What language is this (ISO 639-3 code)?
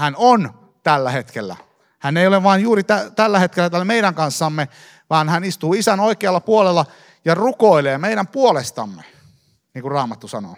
fin